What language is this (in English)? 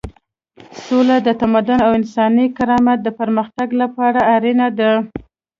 Pashto